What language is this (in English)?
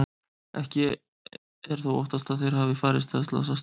Icelandic